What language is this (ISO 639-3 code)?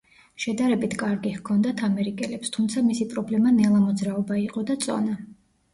kat